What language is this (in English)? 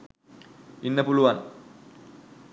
Sinhala